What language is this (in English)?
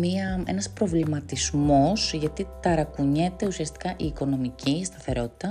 Greek